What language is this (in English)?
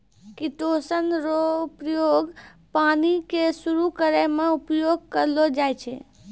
Maithili